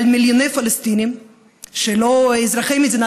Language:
Hebrew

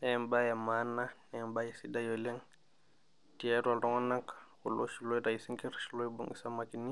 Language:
Masai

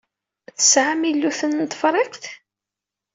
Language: Kabyle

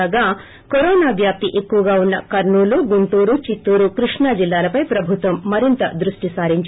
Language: Telugu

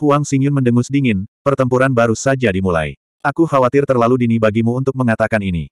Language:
Indonesian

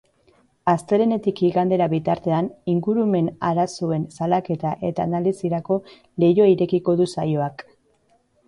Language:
Basque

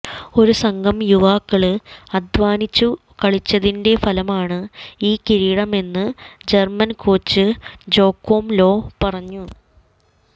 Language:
Malayalam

